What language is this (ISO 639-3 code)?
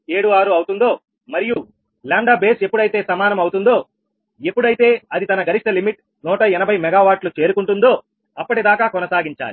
tel